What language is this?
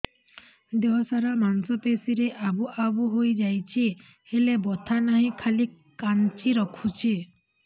Odia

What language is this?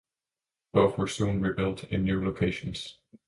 English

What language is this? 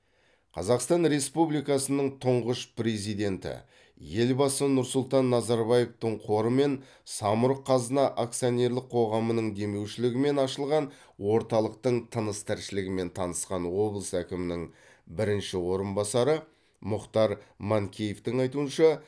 Kazakh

